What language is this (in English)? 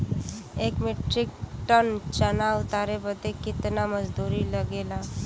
Bhojpuri